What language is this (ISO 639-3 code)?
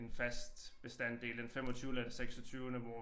dan